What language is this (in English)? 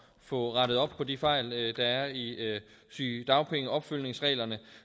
Danish